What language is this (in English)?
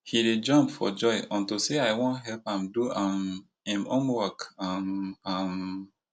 Nigerian Pidgin